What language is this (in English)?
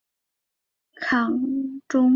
Chinese